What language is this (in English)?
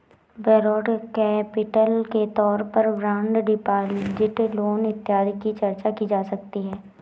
Hindi